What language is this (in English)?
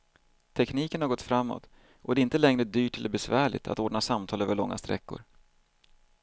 Swedish